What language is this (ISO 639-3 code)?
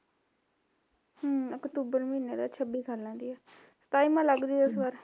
pan